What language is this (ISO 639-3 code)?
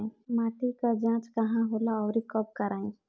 bho